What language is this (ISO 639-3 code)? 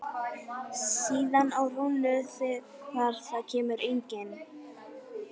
isl